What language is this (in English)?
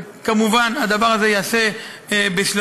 Hebrew